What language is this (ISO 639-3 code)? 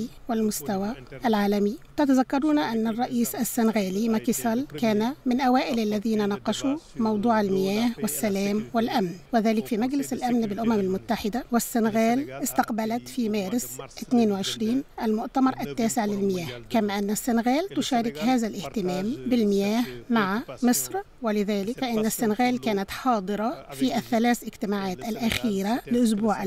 ara